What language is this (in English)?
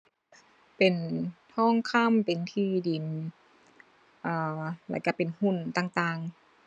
Thai